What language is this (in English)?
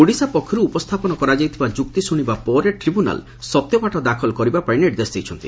Odia